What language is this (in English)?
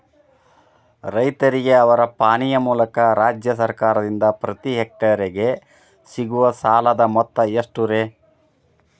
Kannada